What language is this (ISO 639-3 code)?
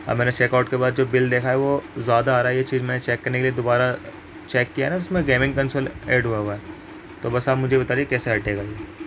urd